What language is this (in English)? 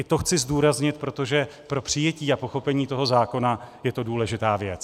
Czech